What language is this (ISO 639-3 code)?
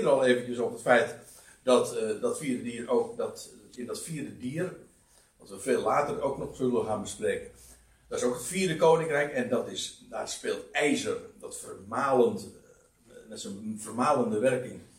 nld